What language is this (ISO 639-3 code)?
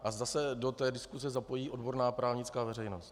ces